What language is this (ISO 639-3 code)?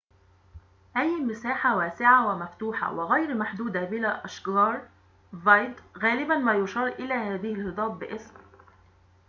ara